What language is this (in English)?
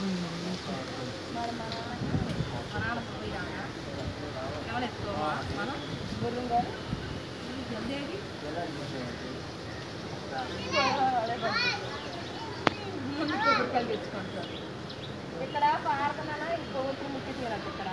Telugu